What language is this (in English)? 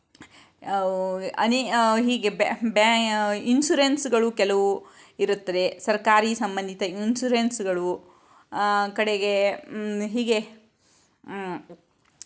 Kannada